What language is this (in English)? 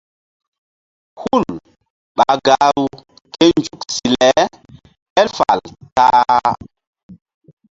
Mbum